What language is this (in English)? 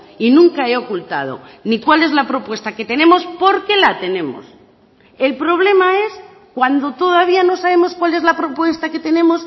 Spanish